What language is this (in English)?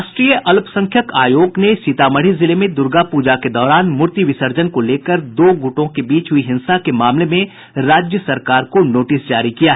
Hindi